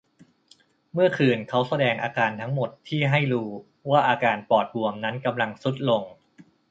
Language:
Thai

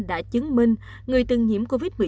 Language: Vietnamese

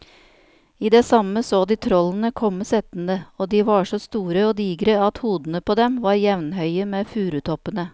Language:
Norwegian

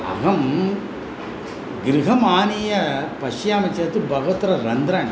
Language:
Sanskrit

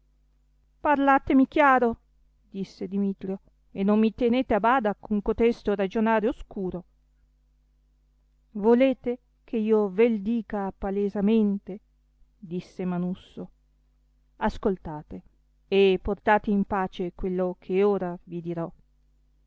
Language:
Italian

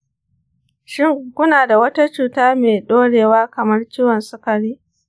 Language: Hausa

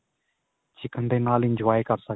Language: Punjabi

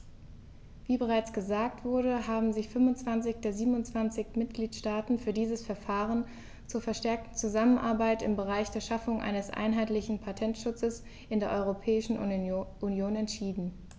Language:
German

